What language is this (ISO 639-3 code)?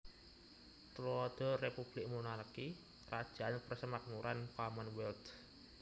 jav